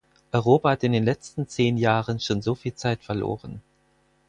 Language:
German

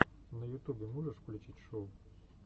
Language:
Russian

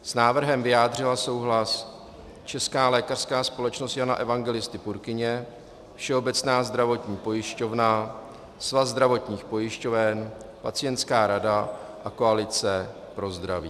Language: Czech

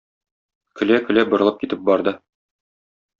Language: Tatar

